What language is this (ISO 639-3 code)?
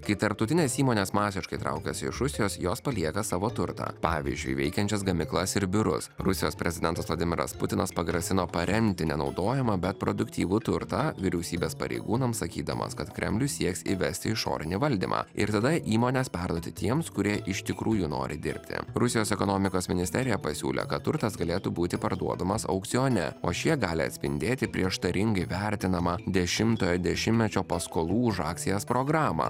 lit